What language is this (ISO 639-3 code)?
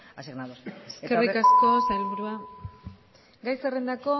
eus